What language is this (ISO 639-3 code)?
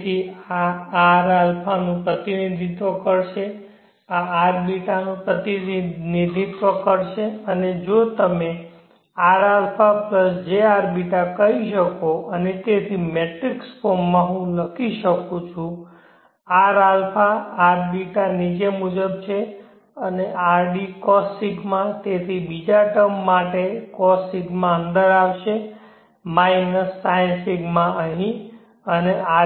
guj